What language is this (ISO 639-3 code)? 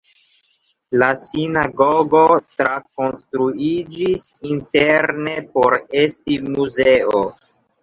epo